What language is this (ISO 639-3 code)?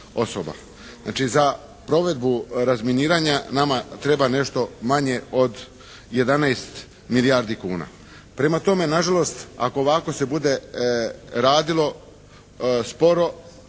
hrv